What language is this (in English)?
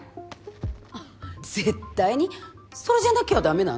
Japanese